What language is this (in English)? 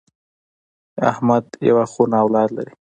Pashto